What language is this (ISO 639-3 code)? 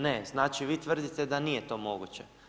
hrv